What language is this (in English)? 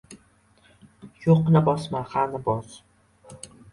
Uzbek